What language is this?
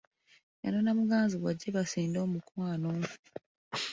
Ganda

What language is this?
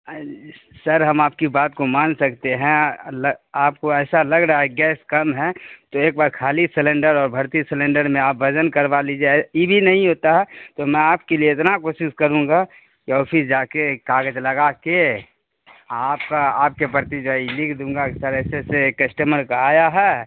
Urdu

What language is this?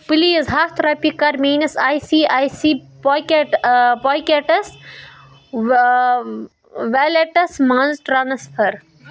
Kashmiri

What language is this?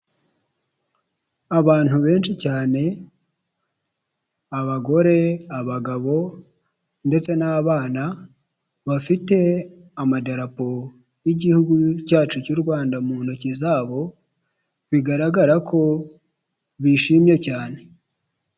Kinyarwanda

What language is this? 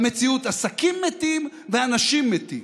Hebrew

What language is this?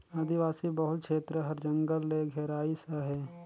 Chhattisgarhi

